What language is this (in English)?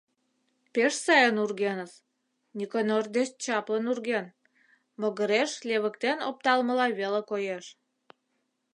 Mari